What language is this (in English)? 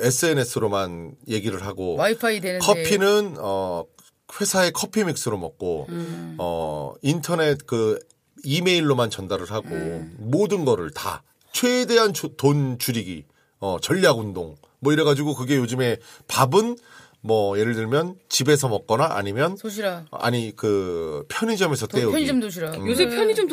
Korean